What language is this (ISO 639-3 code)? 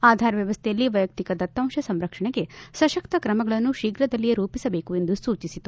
kan